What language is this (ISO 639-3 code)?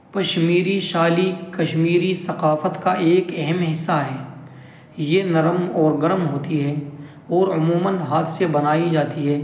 urd